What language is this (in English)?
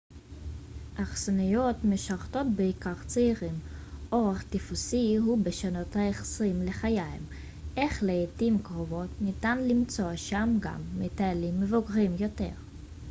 Hebrew